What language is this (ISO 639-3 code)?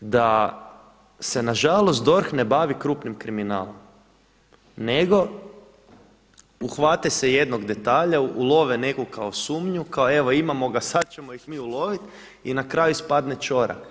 hrv